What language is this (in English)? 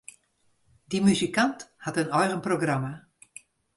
Western Frisian